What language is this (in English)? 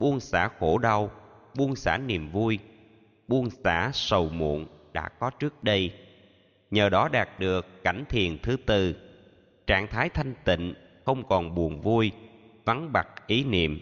Vietnamese